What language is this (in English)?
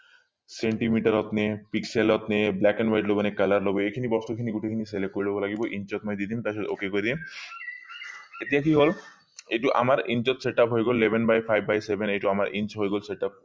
Assamese